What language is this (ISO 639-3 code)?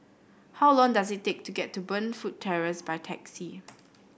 eng